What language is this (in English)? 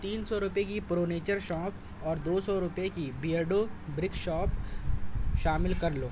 Urdu